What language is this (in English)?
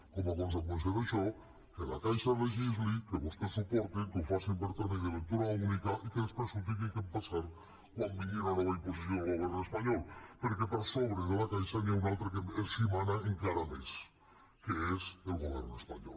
Catalan